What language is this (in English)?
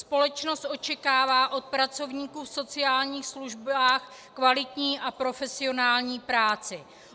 Czech